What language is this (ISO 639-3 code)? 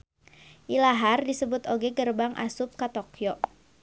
sun